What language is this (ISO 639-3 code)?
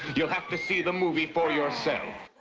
eng